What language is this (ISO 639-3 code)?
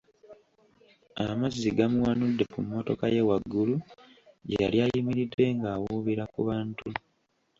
lug